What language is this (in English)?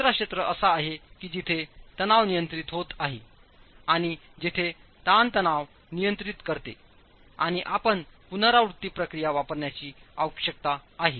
Marathi